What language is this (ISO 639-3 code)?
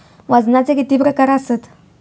mar